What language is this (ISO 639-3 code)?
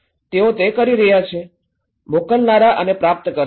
guj